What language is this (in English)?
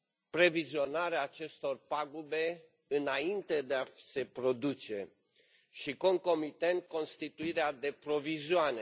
Romanian